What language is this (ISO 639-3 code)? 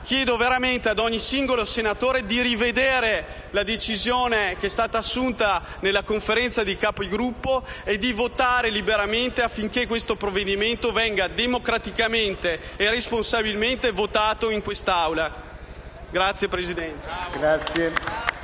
ita